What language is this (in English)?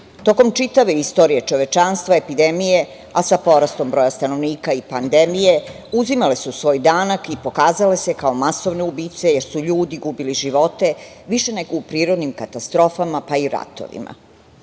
Serbian